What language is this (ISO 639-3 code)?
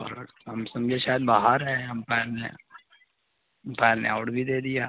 urd